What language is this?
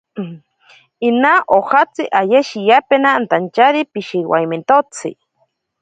Ashéninka Perené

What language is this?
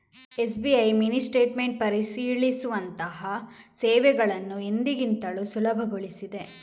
Kannada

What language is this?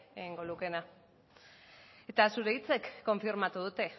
Basque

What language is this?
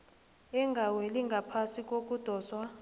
South Ndebele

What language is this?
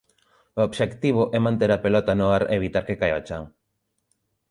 Galician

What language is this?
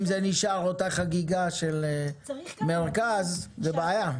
Hebrew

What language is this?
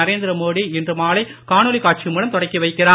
Tamil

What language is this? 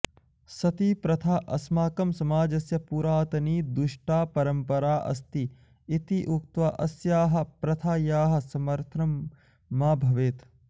Sanskrit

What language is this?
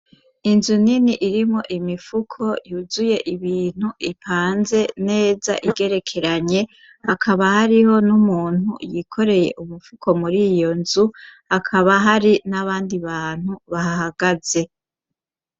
Rundi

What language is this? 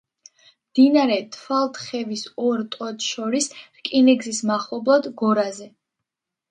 Georgian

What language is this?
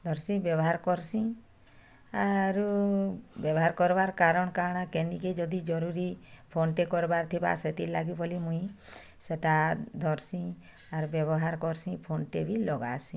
Odia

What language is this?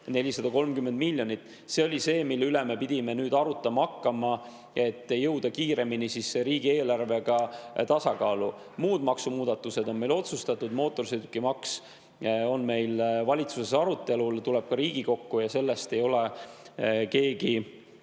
Estonian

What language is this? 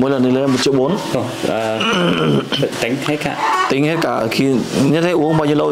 Vietnamese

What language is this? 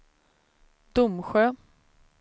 Swedish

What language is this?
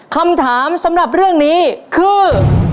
Thai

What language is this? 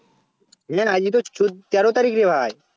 Bangla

